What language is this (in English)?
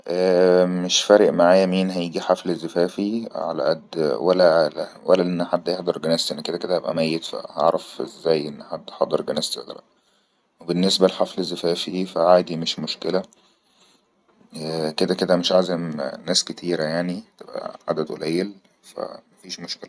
Egyptian Arabic